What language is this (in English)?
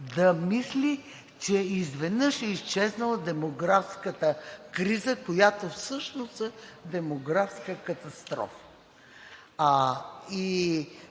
Bulgarian